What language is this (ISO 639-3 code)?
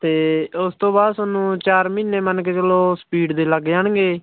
pan